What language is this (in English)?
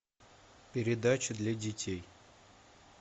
Russian